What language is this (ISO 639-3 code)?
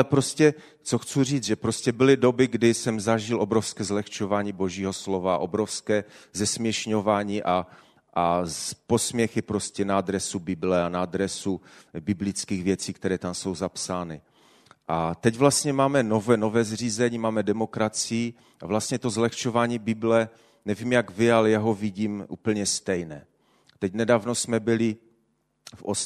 ces